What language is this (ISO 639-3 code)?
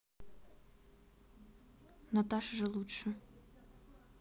rus